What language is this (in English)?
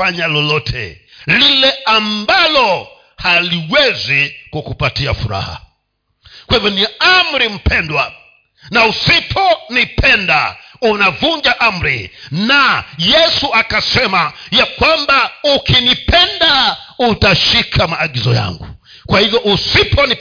Swahili